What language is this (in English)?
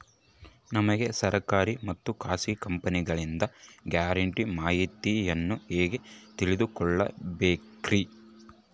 Kannada